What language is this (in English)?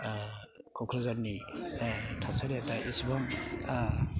Bodo